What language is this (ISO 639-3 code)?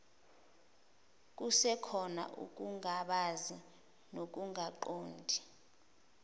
zul